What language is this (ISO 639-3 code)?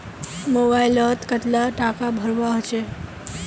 mag